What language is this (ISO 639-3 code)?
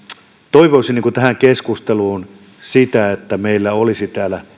fin